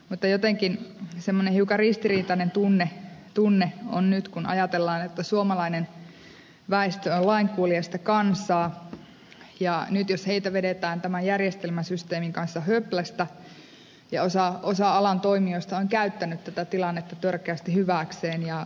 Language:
Finnish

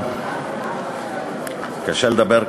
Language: Hebrew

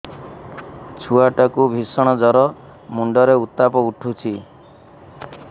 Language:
Odia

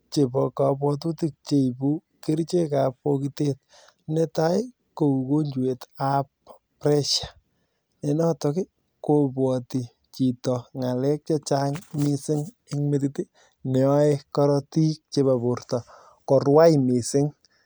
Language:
Kalenjin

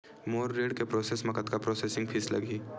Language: Chhattisgarhi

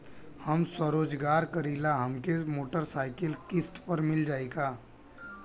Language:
Bhojpuri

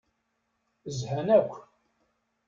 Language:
Kabyle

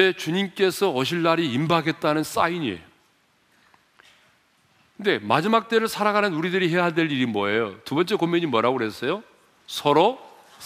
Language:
Korean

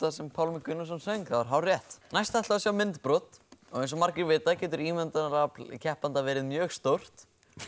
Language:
Icelandic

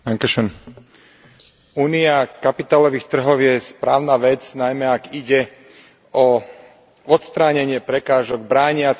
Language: Slovak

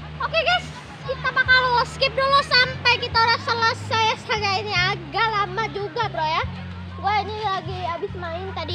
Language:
Indonesian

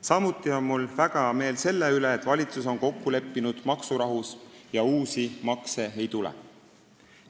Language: Estonian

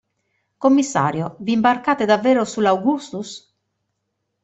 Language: Italian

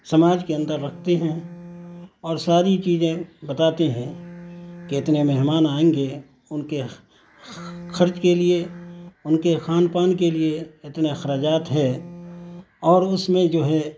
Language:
Urdu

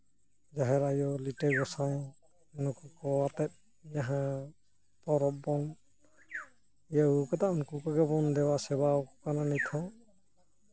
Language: Santali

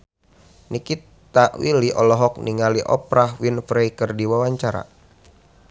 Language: Sundanese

